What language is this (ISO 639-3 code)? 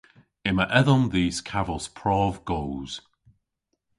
cor